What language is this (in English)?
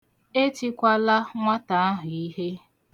Igbo